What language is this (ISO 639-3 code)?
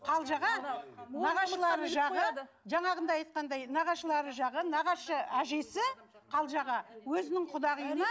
kaz